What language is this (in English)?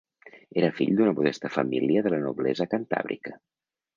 Catalan